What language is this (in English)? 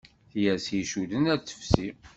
Kabyle